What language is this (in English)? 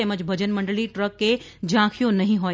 Gujarati